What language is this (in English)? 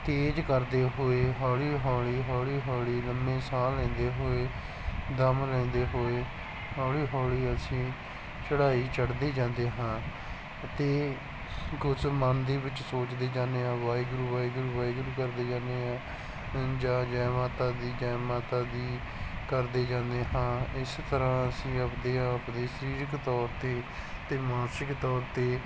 Punjabi